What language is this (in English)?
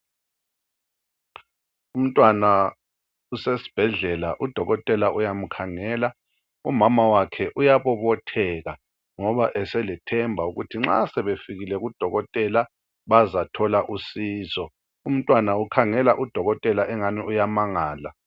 North Ndebele